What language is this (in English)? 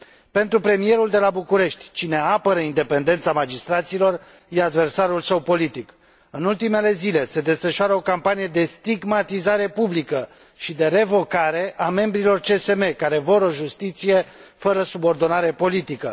Romanian